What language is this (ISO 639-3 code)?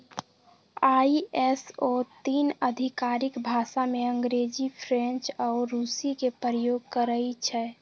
mag